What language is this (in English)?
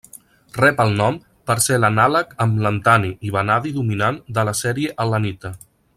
Catalan